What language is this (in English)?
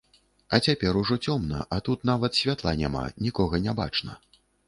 Belarusian